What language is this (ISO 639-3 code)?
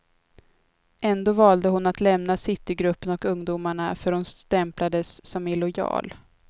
swe